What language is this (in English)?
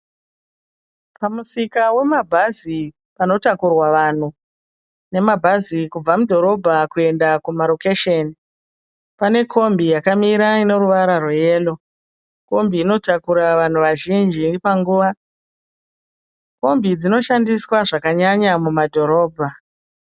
Shona